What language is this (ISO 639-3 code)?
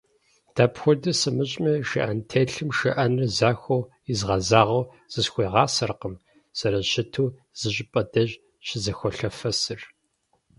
kbd